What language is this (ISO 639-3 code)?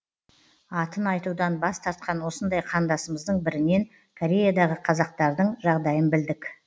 kaz